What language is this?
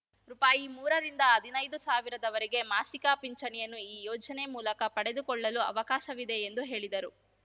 Kannada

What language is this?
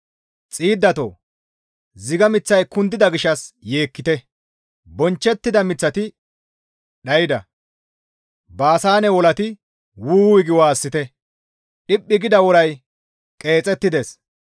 Gamo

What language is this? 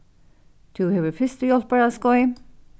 Faroese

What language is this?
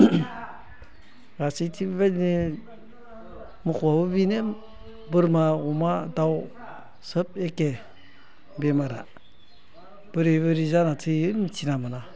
Bodo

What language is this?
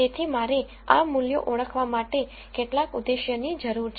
Gujarati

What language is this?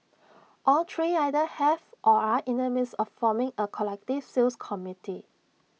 English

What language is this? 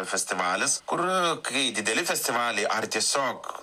Lithuanian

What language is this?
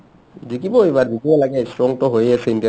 Assamese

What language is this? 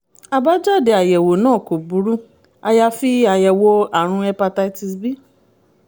Yoruba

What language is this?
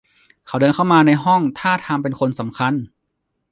Thai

